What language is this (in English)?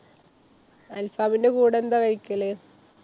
Malayalam